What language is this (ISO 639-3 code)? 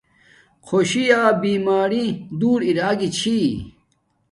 dmk